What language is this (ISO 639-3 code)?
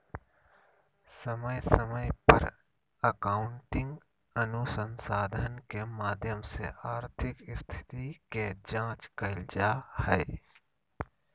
mag